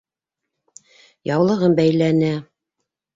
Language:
Bashkir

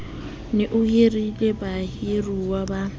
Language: Southern Sotho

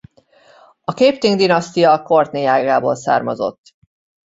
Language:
Hungarian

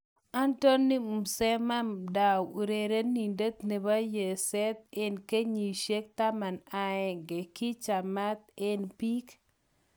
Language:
Kalenjin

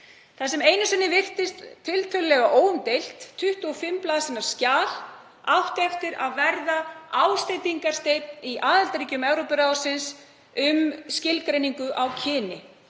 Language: Icelandic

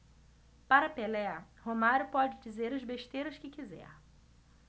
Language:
Portuguese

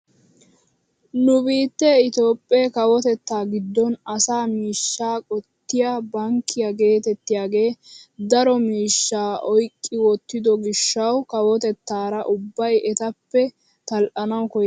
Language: Wolaytta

